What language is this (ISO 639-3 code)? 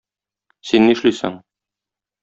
tat